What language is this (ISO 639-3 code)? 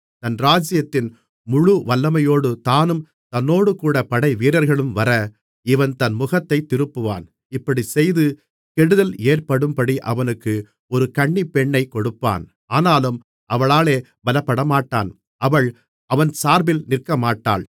tam